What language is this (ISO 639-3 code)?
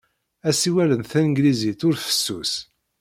kab